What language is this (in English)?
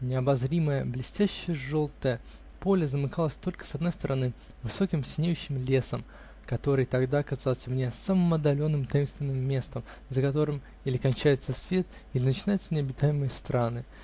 Russian